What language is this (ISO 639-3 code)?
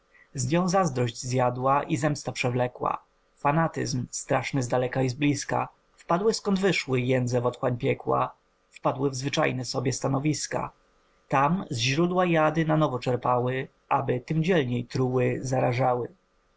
pol